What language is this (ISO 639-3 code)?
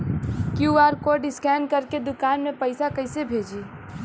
bho